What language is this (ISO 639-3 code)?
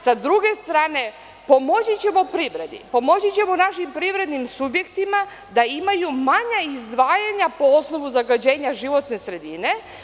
srp